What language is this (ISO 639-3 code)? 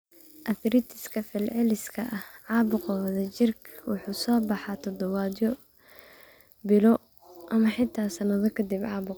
som